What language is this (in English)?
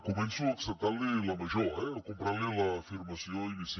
Catalan